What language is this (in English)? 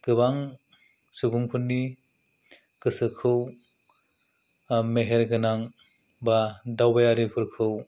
Bodo